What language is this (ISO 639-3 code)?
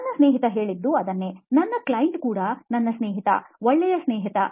kan